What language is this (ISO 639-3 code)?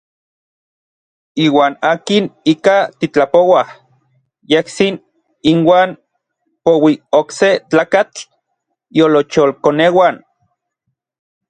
nlv